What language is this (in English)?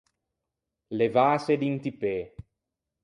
Ligurian